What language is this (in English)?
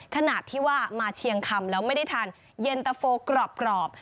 Thai